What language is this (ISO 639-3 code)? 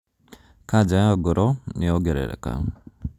kik